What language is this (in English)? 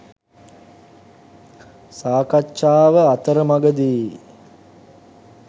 Sinhala